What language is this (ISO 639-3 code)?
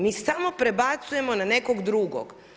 hrv